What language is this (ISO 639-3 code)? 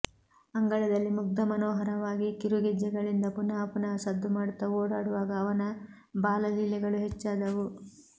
kan